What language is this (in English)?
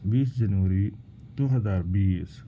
Urdu